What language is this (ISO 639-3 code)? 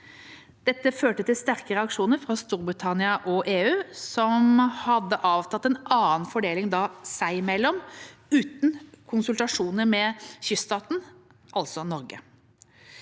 nor